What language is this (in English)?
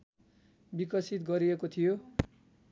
Nepali